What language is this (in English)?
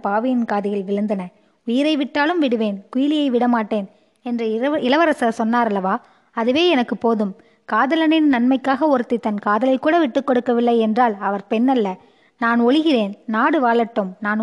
Tamil